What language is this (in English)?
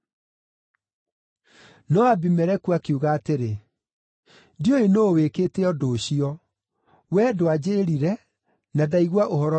Kikuyu